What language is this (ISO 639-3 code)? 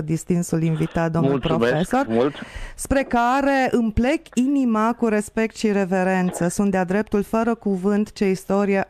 ron